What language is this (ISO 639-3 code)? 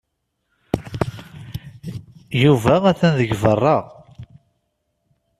kab